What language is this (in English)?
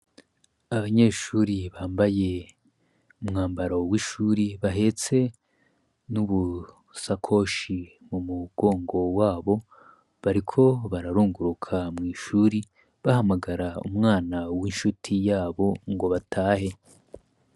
Rundi